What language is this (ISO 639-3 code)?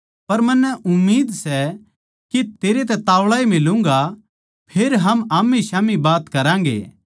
bgc